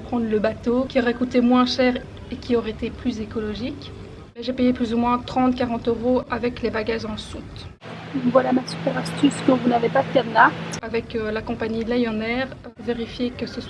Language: French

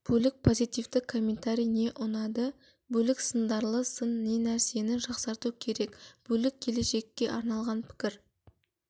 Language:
Kazakh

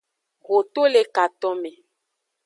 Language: Aja (Benin)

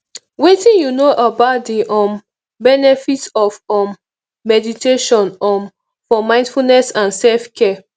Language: Nigerian Pidgin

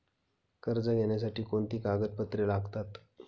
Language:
Marathi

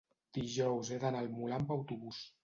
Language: Catalan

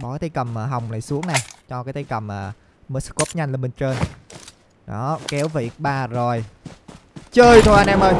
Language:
Vietnamese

